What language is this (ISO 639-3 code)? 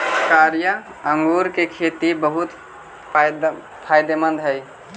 mag